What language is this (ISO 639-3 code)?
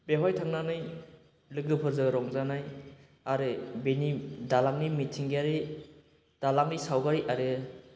brx